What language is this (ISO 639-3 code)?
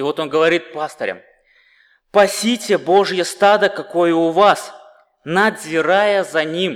rus